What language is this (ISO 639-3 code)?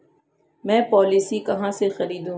hin